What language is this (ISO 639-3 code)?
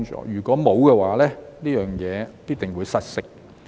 yue